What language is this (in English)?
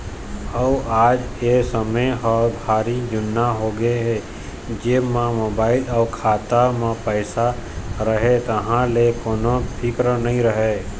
Chhattisgarhi